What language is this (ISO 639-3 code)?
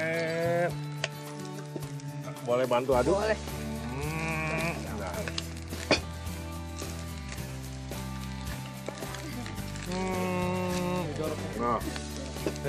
ind